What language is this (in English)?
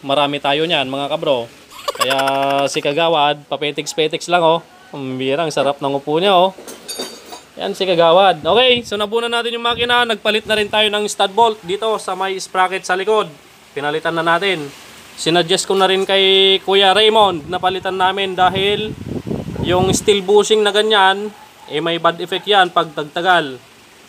Filipino